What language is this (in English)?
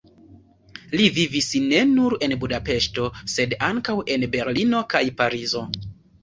Esperanto